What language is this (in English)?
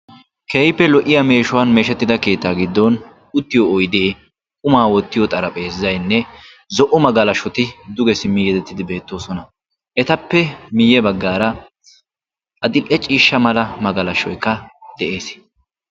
Wolaytta